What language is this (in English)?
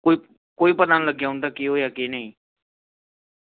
Dogri